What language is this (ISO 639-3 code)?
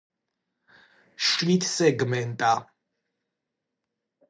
kat